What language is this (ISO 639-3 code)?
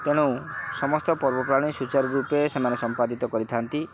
ori